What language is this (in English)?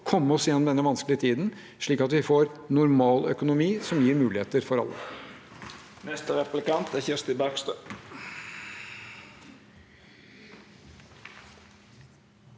Norwegian